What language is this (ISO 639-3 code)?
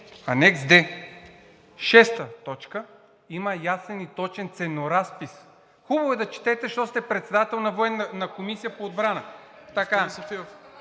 bul